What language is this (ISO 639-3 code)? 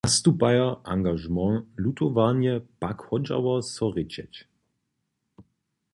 hsb